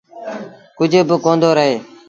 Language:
Sindhi Bhil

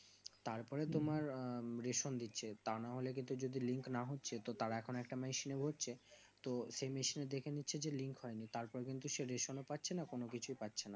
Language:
Bangla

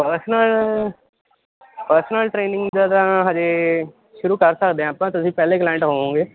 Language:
Punjabi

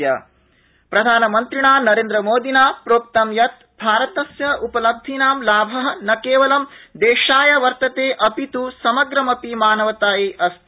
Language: Sanskrit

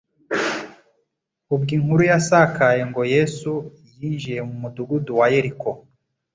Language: Kinyarwanda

